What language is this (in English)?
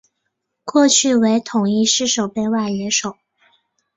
Chinese